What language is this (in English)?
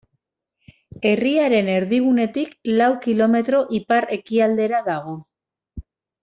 Basque